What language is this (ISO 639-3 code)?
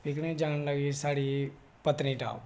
doi